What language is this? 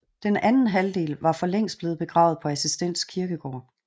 Danish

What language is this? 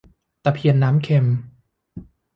Thai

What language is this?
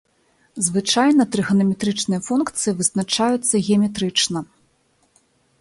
Belarusian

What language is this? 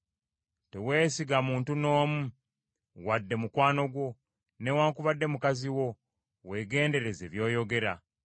Ganda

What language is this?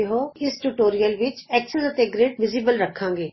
Punjabi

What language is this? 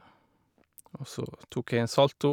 Norwegian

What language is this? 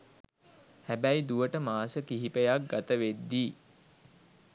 Sinhala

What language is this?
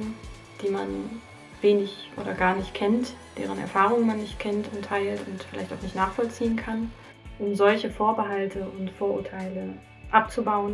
German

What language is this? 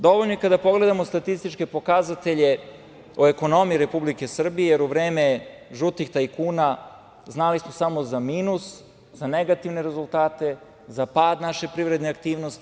Serbian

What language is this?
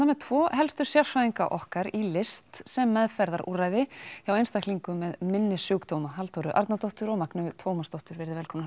Icelandic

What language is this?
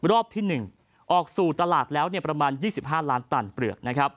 Thai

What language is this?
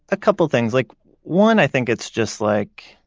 English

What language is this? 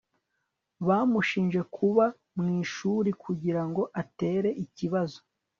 Kinyarwanda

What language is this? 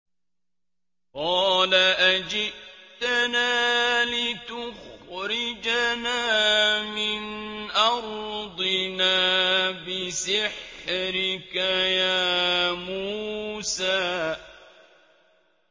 Arabic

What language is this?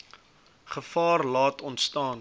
Afrikaans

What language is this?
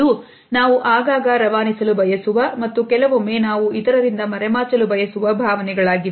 Kannada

